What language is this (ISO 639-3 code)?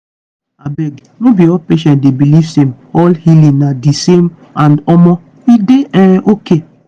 pcm